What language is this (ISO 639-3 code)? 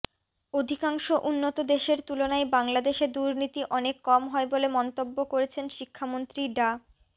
ben